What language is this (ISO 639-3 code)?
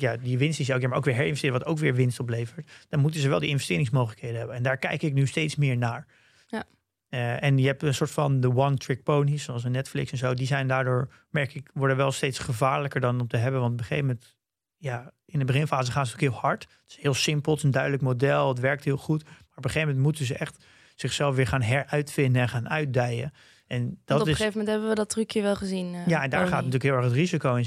nld